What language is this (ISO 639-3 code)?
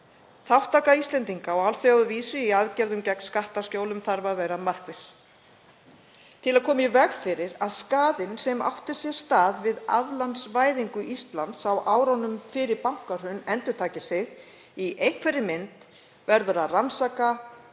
isl